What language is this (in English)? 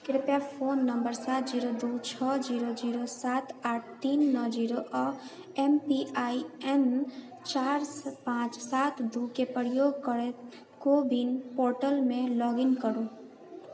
Maithili